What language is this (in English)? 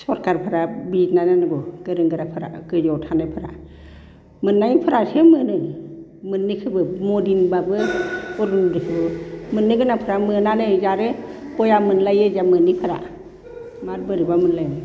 Bodo